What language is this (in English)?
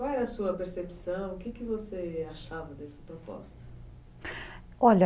Portuguese